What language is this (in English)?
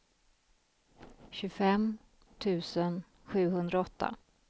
Swedish